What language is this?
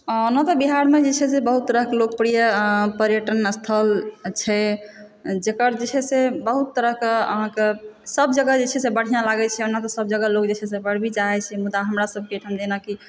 Maithili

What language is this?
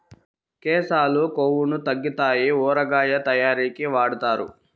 Telugu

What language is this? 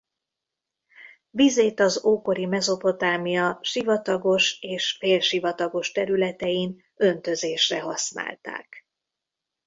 Hungarian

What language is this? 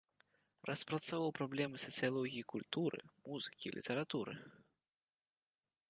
Belarusian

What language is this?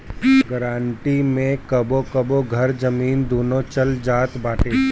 Bhojpuri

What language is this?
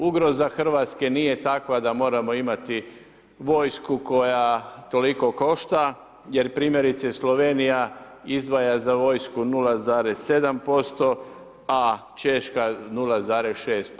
Croatian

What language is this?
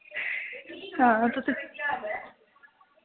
Dogri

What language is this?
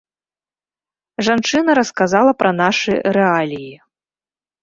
Belarusian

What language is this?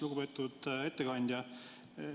Estonian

